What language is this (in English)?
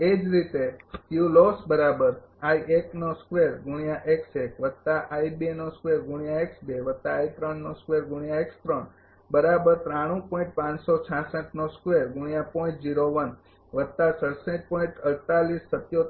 Gujarati